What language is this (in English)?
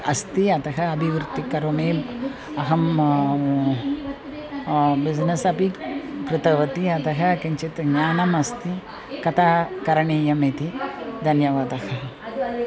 Sanskrit